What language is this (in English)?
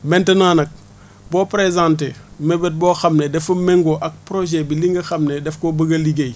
Wolof